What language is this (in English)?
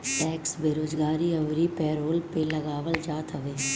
Bhojpuri